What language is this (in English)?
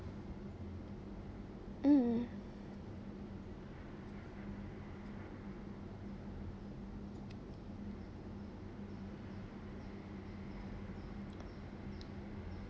English